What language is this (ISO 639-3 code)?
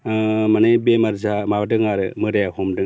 brx